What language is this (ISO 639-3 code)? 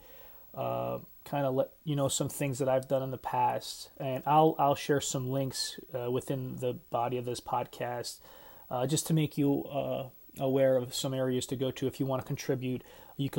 eng